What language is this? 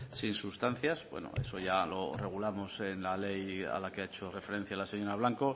Spanish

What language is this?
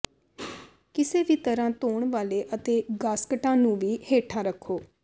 Punjabi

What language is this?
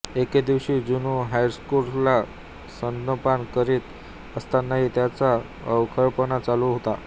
Marathi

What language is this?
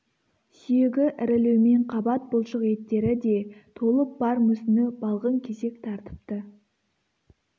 Kazakh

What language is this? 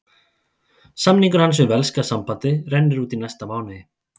Icelandic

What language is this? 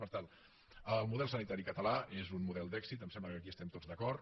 Catalan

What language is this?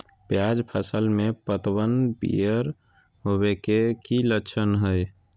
Magahi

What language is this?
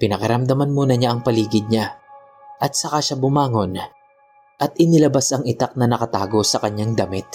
Filipino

